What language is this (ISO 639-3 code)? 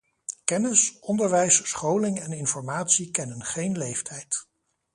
nld